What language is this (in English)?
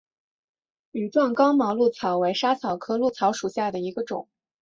Chinese